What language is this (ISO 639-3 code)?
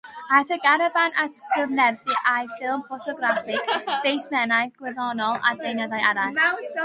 cym